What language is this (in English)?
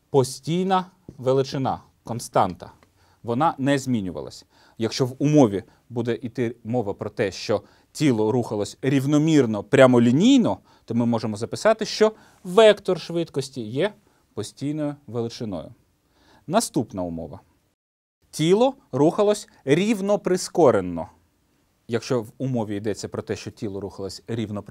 Ukrainian